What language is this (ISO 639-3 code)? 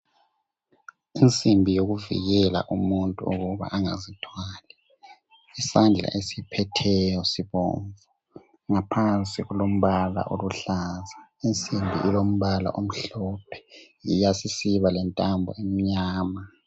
nde